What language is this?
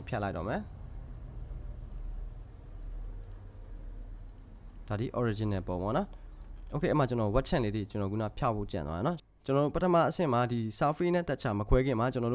Korean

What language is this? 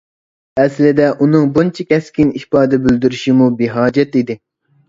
Uyghur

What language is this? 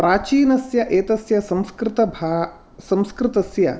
Sanskrit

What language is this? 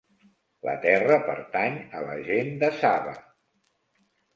Catalan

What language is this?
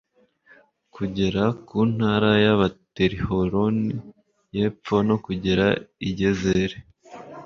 Kinyarwanda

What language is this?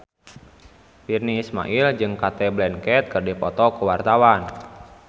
Sundanese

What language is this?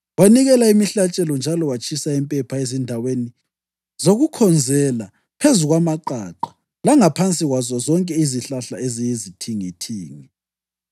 North Ndebele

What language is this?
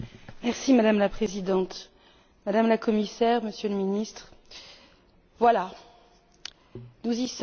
French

